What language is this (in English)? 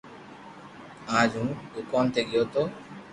Loarki